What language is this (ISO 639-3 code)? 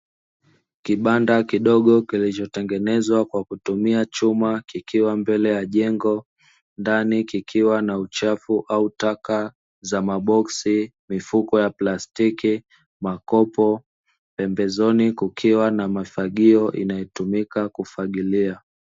swa